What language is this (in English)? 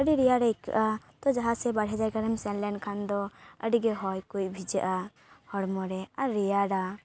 Santali